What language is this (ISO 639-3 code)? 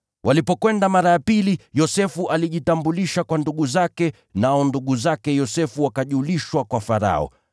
swa